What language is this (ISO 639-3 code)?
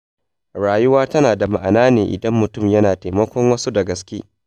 hau